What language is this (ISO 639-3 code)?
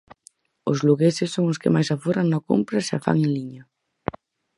glg